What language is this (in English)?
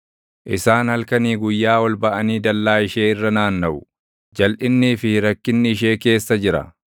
Oromo